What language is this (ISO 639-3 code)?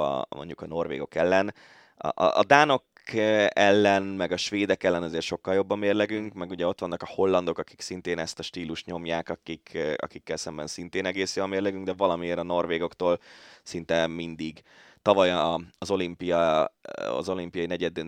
hun